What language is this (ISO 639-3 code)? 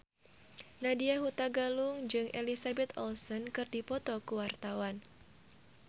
sun